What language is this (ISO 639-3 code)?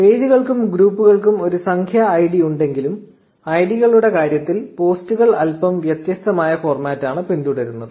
mal